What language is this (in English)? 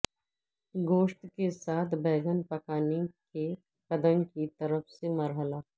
Urdu